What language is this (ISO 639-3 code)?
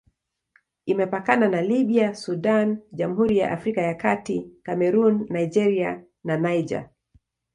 swa